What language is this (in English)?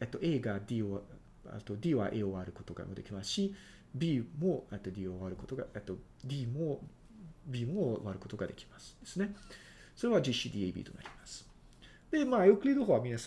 Japanese